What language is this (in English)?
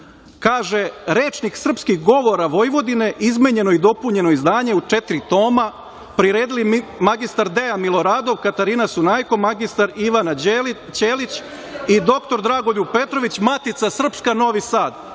Serbian